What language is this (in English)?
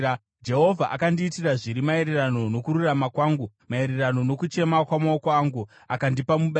Shona